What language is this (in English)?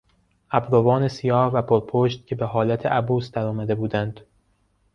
Persian